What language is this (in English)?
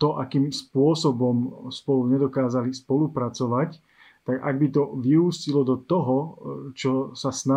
Slovak